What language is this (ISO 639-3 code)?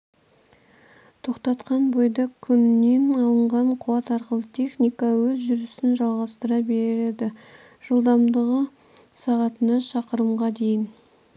kaz